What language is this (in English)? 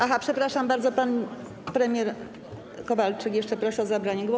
Polish